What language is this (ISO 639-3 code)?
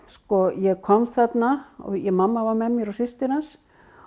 isl